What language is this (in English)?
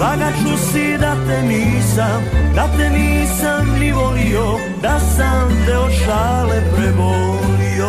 Croatian